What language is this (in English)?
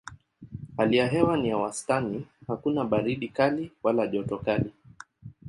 Swahili